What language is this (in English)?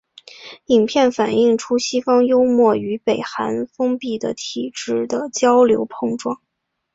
Chinese